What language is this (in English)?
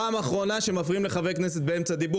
Hebrew